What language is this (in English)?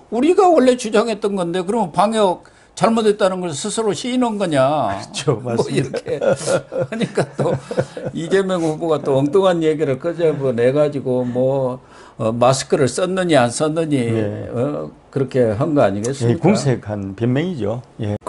Korean